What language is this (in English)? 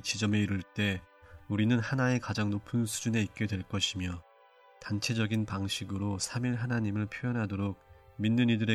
Korean